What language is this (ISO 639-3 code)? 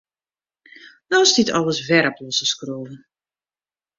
fry